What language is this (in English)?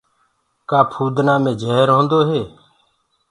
Gurgula